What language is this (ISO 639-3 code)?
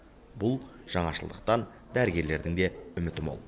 kaz